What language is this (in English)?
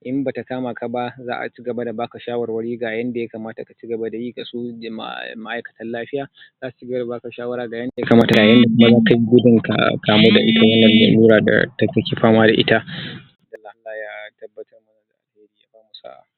Hausa